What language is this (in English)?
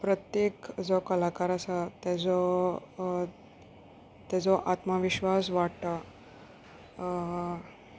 Konkani